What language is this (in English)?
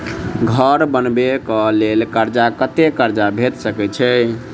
Maithili